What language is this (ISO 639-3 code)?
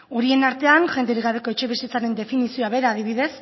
eus